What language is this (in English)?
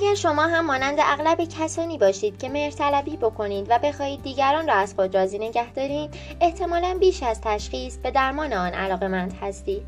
Persian